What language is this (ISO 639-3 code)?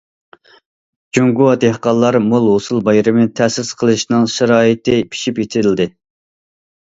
uig